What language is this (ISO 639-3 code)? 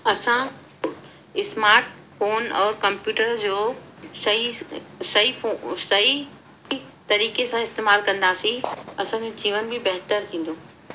snd